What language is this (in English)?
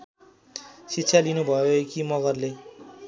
Nepali